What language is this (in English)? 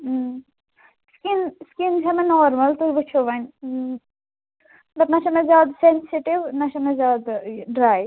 Kashmiri